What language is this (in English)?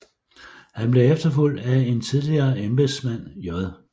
Danish